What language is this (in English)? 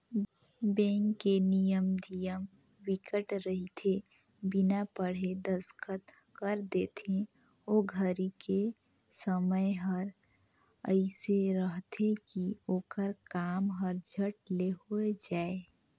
Chhattisgarhi